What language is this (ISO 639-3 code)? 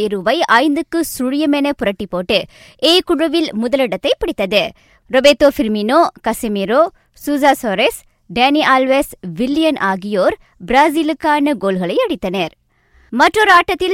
tam